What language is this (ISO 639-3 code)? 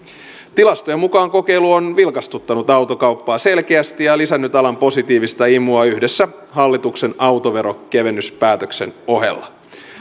fin